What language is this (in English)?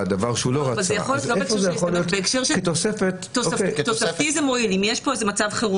Hebrew